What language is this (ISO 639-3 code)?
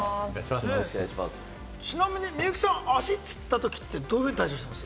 jpn